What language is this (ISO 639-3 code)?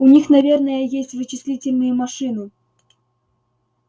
rus